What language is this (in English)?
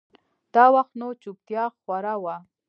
Pashto